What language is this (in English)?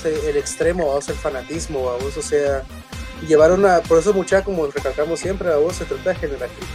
Spanish